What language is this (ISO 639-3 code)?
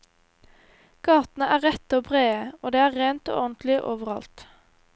nor